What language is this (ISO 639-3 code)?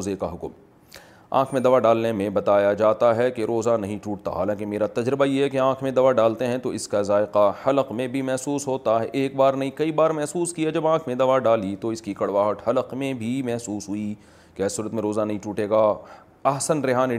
urd